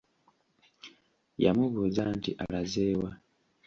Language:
Ganda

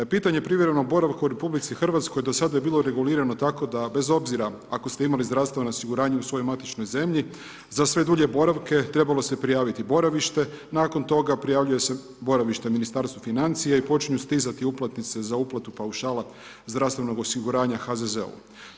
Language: Croatian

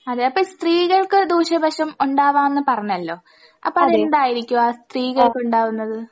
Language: Malayalam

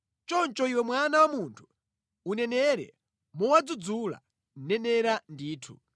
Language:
Nyanja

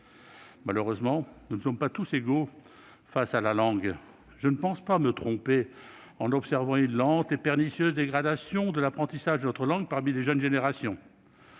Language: French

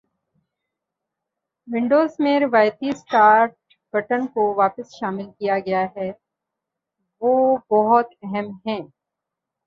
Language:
Urdu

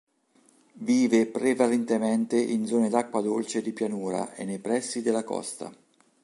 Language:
Italian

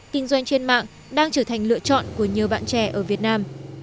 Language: Vietnamese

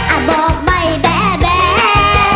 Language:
Thai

